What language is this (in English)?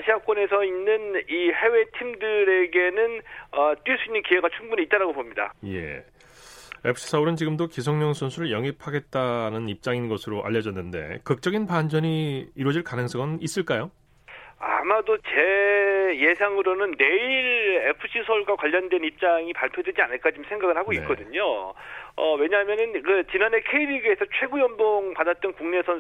Korean